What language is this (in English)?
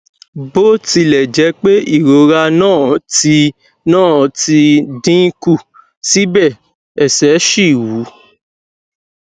Yoruba